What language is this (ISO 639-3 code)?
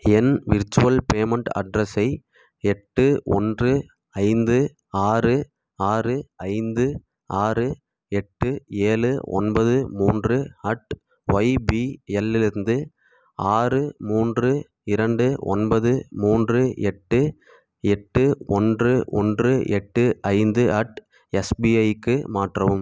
tam